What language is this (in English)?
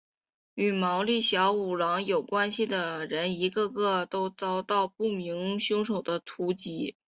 Chinese